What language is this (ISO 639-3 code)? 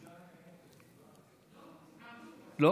heb